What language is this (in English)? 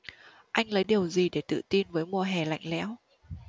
Vietnamese